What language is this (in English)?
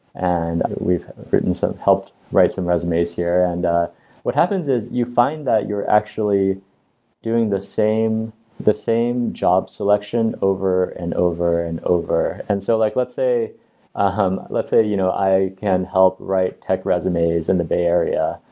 English